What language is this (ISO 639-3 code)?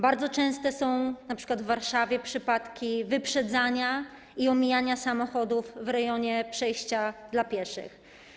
pol